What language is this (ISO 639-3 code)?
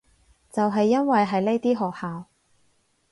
yue